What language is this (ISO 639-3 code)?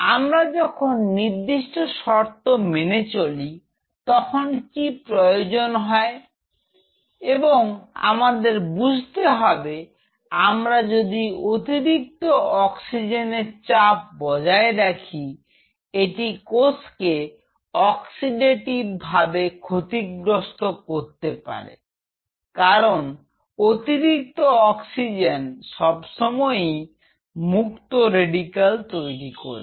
ben